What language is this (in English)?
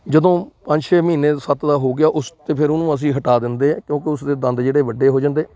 Punjabi